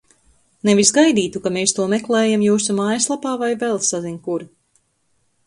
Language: Latvian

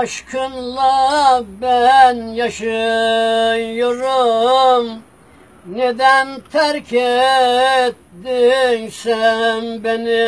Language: Turkish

